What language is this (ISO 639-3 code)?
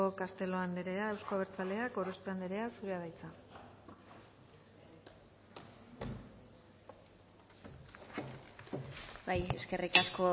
eus